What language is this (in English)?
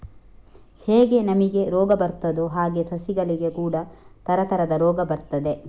Kannada